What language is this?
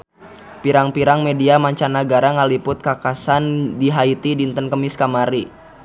Sundanese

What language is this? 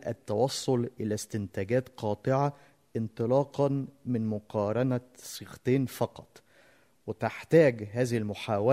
Arabic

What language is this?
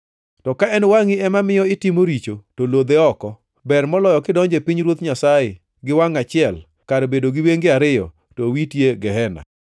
Luo (Kenya and Tanzania)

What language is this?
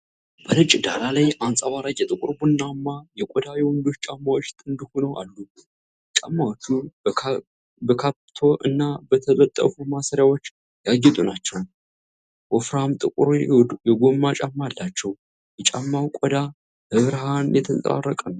Amharic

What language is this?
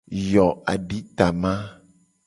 Gen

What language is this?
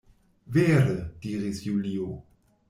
Esperanto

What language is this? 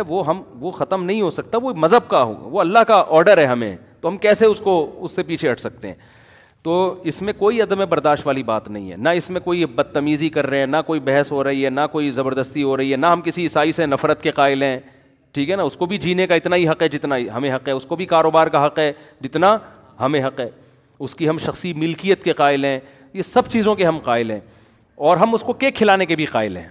Urdu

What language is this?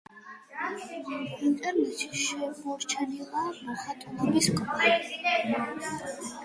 Georgian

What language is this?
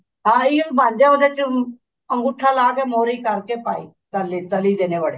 Punjabi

